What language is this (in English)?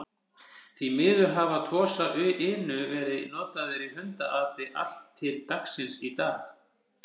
Icelandic